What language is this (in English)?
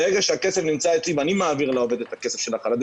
Hebrew